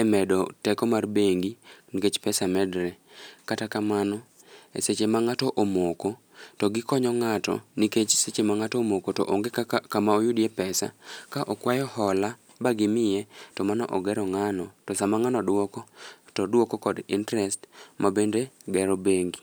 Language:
Luo (Kenya and Tanzania)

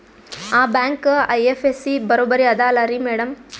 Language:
Kannada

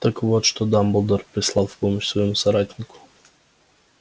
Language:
Russian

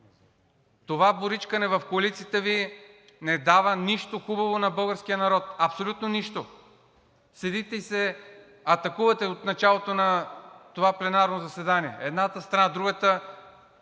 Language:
Bulgarian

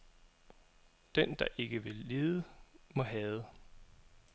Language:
Danish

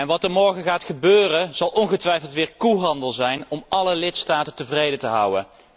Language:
Dutch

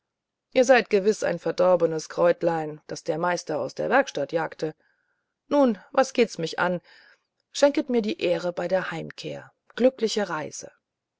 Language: German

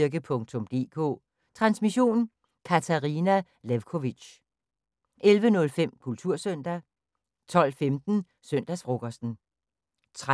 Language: Danish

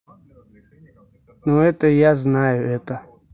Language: Russian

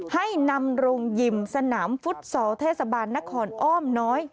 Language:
Thai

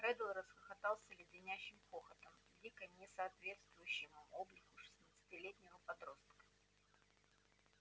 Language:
Russian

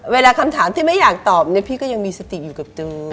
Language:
Thai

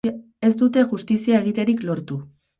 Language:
Basque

